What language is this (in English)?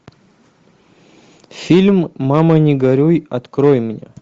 Russian